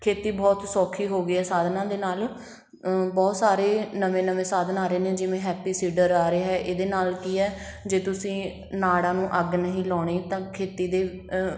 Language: Punjabi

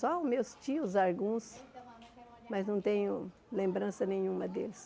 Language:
Portuguese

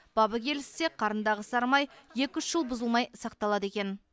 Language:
Kazakh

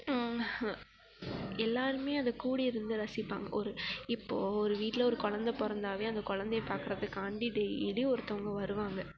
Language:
Tamil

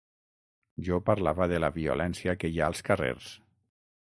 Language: Catalan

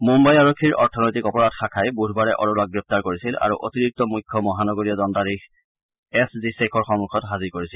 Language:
Assamese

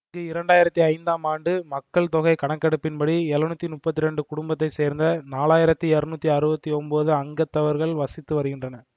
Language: Tamil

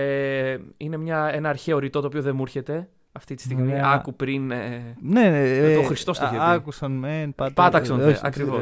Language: Greek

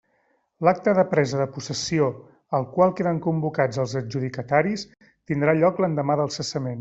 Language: Catalan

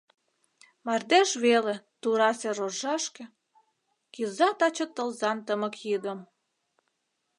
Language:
Mari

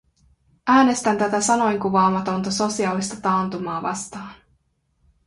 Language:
Finnish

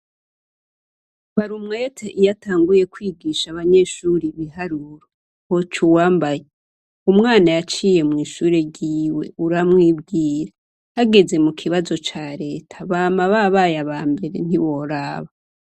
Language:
Rundi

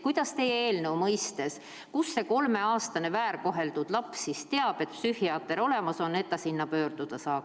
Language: Estonian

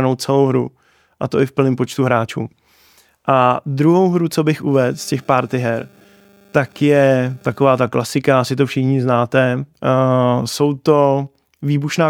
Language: Czech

